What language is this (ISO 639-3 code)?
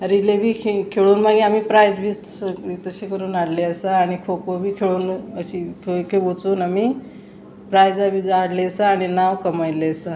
kok